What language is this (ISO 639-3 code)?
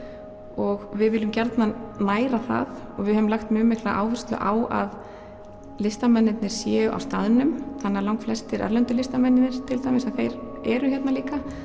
isl